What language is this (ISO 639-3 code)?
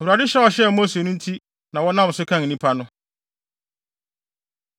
aka